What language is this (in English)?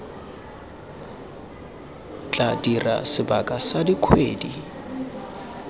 Tswana